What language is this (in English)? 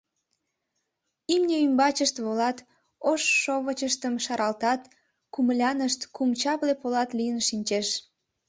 Mari